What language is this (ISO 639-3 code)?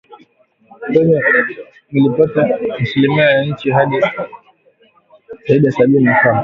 swa